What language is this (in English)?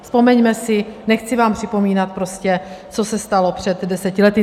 Czech